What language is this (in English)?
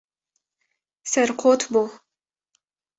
Kurdish